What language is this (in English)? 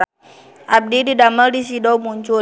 Sundanese